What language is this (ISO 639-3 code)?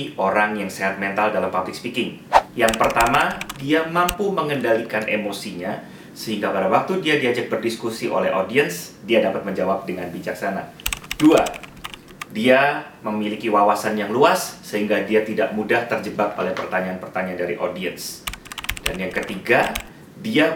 ind